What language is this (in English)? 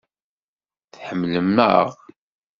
Kabyle